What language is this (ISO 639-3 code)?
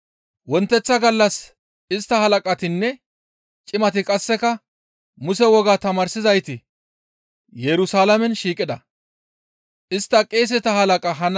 gmv